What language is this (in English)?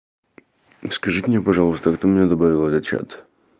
Russian